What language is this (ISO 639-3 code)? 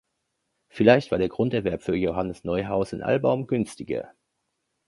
deu